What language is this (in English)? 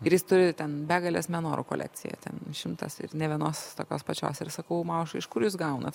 Lithuanian